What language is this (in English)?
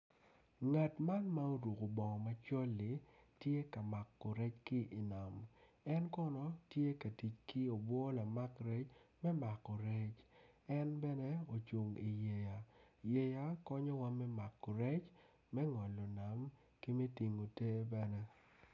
Acoli